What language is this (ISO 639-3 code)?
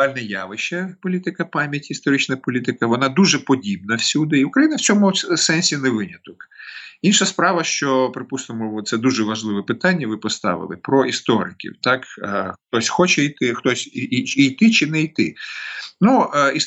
ukr